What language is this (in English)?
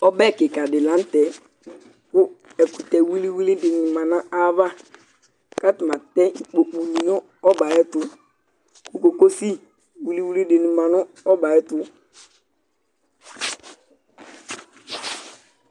Ikposo